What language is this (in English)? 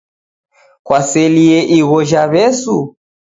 Taita